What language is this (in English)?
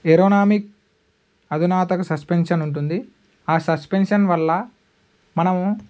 Telugu